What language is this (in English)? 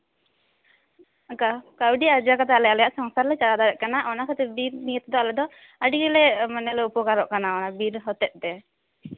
Santali